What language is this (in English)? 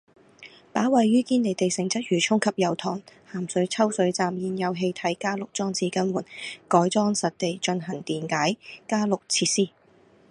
Cantonese